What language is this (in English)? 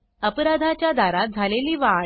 Marathi